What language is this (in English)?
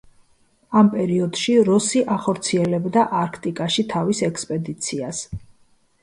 Georgian